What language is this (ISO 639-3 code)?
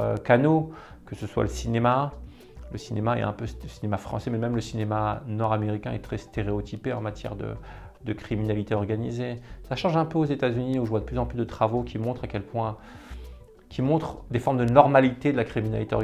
fra